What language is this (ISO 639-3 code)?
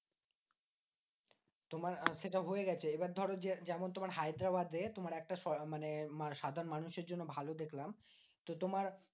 ben